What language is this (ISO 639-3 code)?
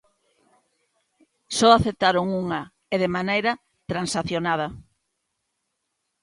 glg